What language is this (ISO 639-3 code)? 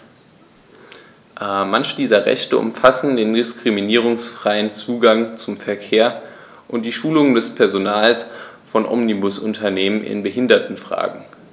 deu